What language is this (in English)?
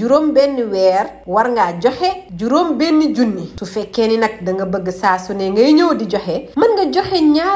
Wolof